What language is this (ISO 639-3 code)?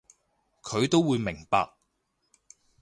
yue